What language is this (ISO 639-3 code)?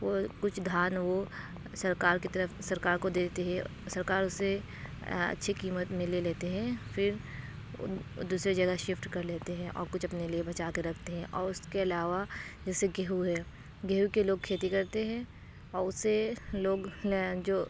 urd